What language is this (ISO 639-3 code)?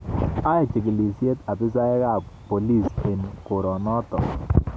kln